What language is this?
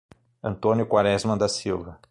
Portuguese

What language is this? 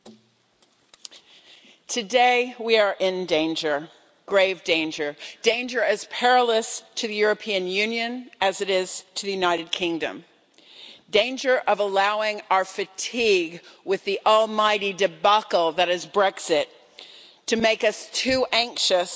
English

